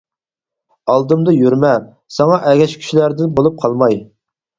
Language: Uyghur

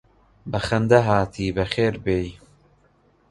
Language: Central Kurdish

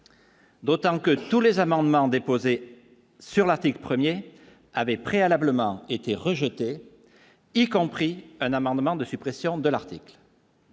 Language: French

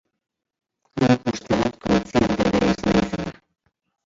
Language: Basque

